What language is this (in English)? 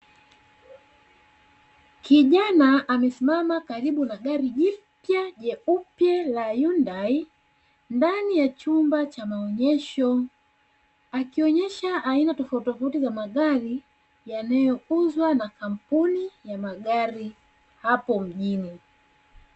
Swahili